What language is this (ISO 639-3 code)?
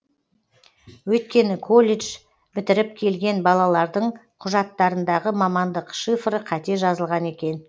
kaz